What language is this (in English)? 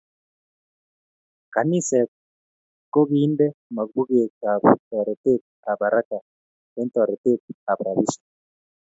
Kalenjin